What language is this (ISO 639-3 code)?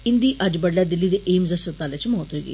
doi